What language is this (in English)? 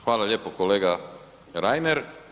Croatian